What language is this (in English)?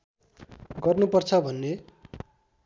Nepali